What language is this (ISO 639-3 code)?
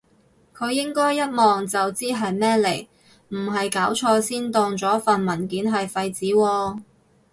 yue